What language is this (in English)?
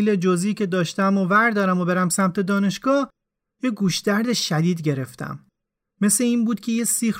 Persian